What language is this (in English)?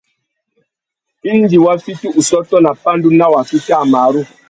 Tuki